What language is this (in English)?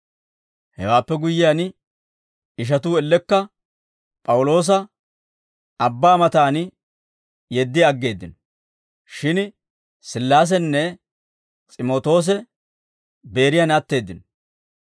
Dawro